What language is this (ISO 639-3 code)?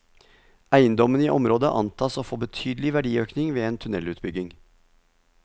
nor